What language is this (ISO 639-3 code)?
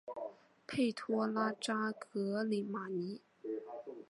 zho